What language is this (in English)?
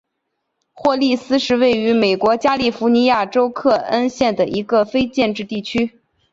Chinese